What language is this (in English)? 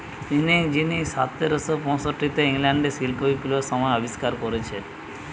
Bangla